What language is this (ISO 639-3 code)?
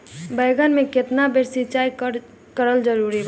bho